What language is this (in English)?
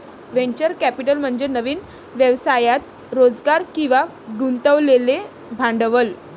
Marathi